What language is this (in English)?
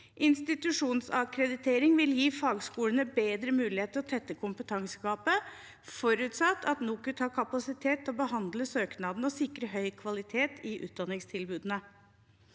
Norwegian